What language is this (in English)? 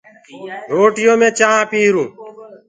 Gurgula